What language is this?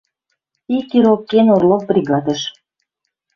Western Mari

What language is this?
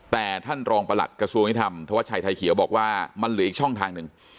Thai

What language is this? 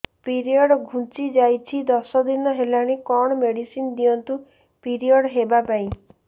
Odia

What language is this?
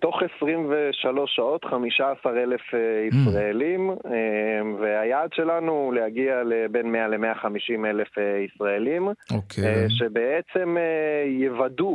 Hebrew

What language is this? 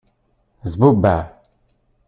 Kabyle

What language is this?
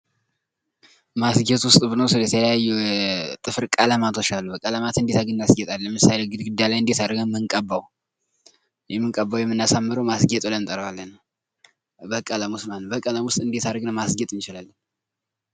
Amharic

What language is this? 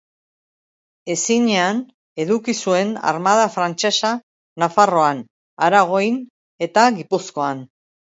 Basque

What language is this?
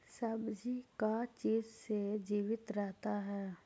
Magahi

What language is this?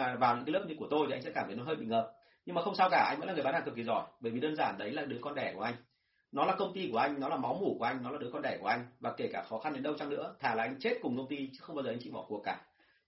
Vietnamese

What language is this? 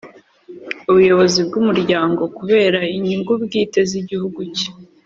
Kinyarwanda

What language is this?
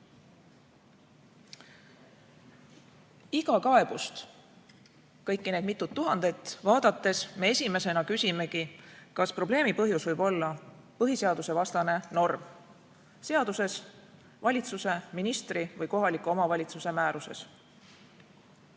Estonian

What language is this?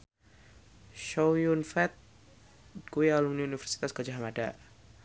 Javanese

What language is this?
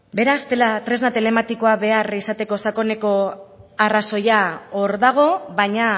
Basque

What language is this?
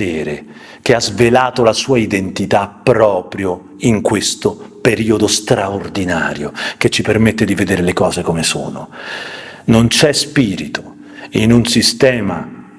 Italian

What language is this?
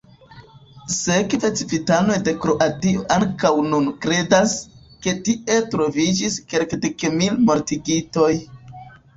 Esperanto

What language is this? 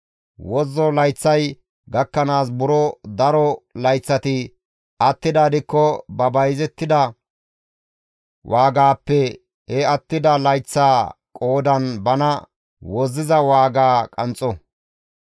Gamo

